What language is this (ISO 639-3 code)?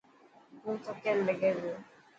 mki